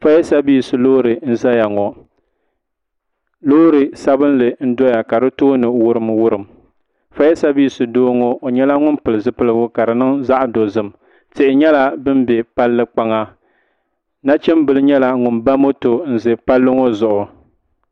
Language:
Dagbani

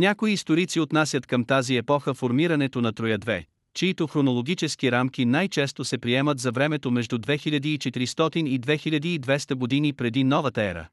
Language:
Bulgarian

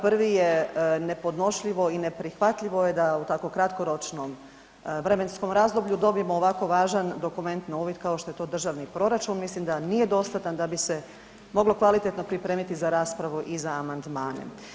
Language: Croatian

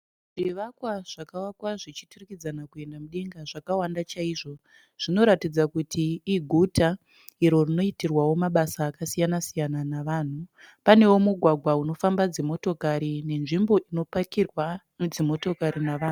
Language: Shona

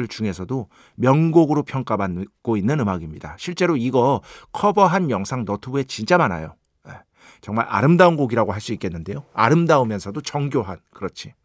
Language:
Korean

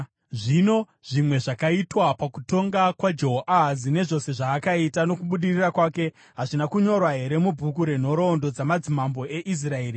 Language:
Shona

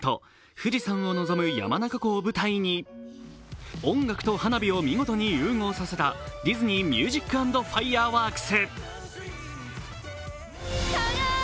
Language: Japanese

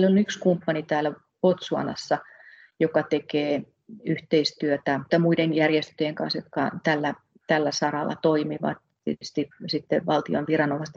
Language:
Finnish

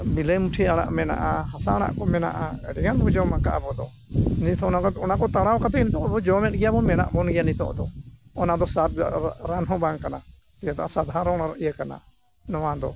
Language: Santali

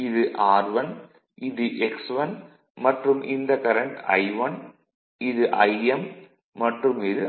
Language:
Tamil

